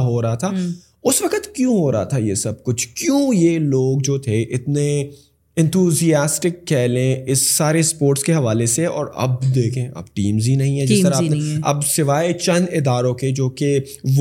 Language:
Urdu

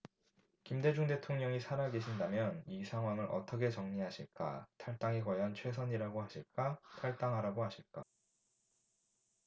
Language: Korean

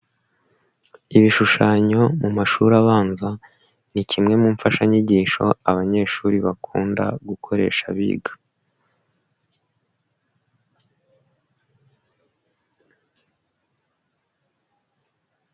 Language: Kinyarwanda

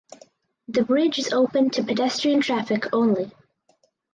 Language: English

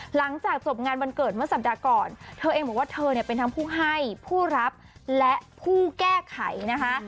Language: Thai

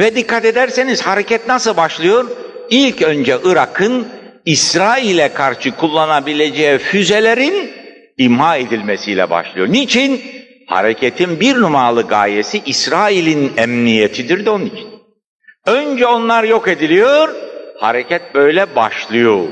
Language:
Turkish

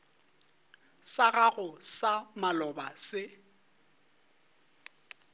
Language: Northern Sotho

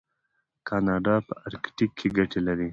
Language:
Pashto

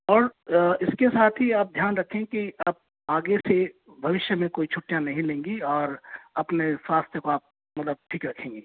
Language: Hindi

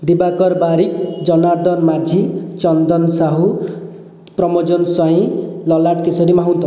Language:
Odia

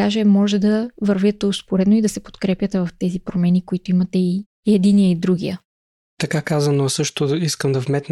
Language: Bulgarian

